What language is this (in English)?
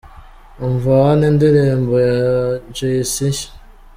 Kinyarwanda